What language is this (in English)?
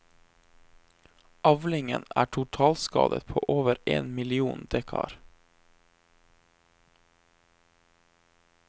Norwegian